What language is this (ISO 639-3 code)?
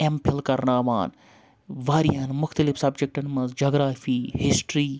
kas